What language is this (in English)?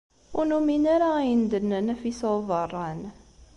Kabyle